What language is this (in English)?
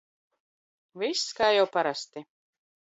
Latvian